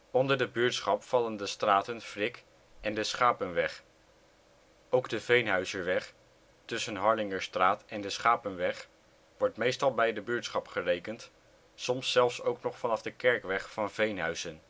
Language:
Dutch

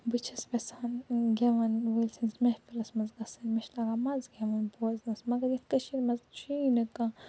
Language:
Kashmiri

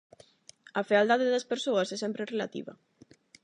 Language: Galician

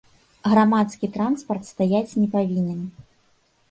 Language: Belarusian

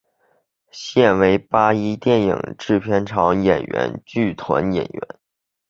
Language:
Chinese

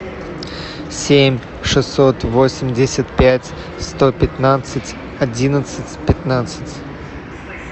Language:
Russian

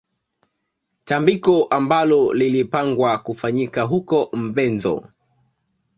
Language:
Swahili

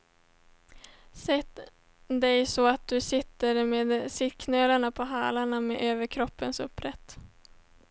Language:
Swedish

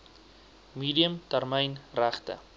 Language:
Afrikaans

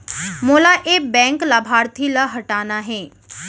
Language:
Chhattisgarhi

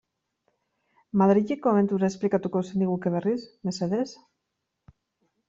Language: Basque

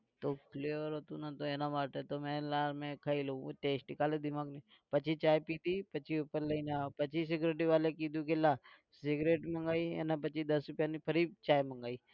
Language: Gujarati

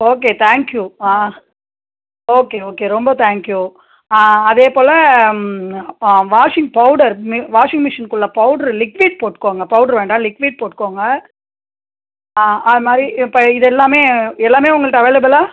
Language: Tamil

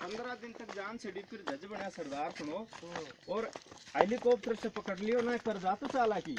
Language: Hindi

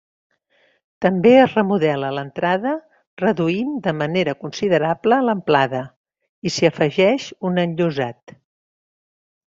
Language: Catalan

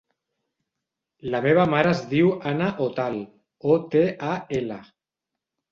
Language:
Catalan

